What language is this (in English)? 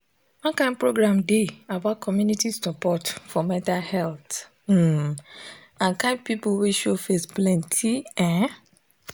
Nigerian Pidgin